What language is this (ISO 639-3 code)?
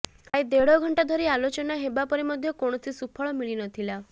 ori